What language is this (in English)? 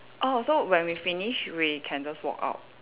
English